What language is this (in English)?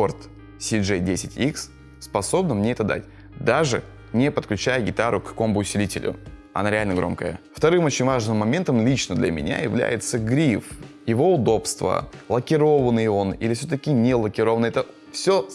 Russian